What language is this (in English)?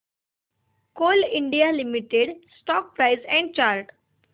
Marathi